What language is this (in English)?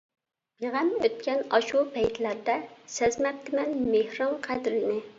Uyghur